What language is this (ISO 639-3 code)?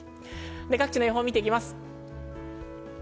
jpn